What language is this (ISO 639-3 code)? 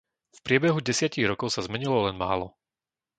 slk